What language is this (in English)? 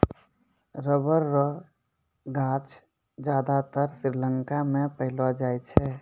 Maithili